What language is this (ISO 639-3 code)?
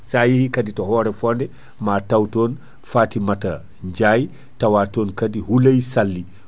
ful